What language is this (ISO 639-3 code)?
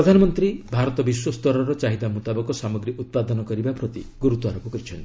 ori